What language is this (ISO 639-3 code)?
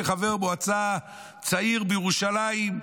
heb